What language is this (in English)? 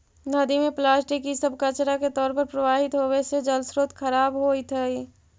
Magahi